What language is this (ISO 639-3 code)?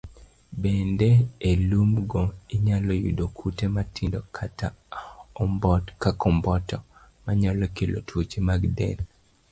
luo